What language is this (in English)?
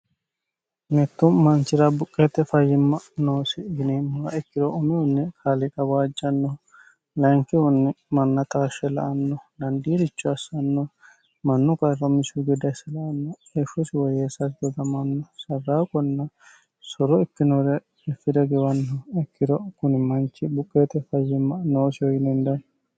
Sidamo